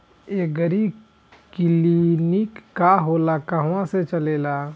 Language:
Bhojpuri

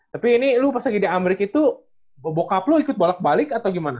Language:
Indonesian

